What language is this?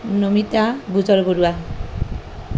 Assamese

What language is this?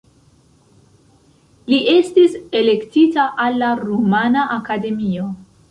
Esperanto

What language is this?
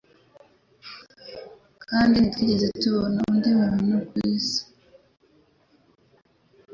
Kinyarwanda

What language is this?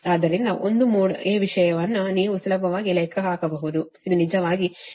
Kannada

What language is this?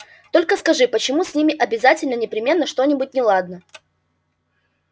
Russian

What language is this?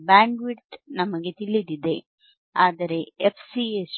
Kannada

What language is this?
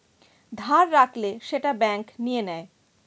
Bangla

